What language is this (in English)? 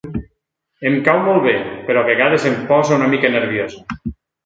Catalan